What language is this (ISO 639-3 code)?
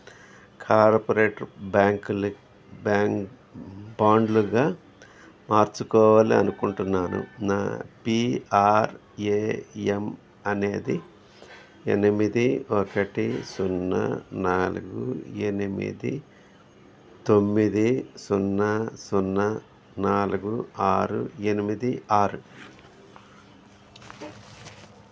tel